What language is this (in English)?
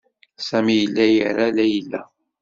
Kabyle